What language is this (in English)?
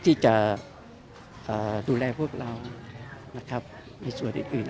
Thai